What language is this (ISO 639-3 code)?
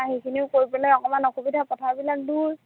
asm